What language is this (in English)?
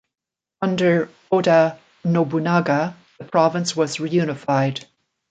English